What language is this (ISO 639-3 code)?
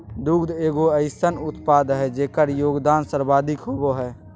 mag